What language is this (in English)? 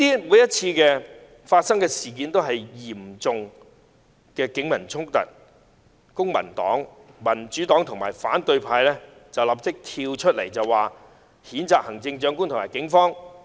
Cantonese